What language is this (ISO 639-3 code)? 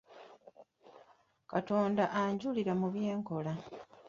lug